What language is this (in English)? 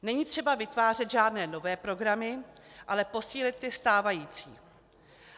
Czech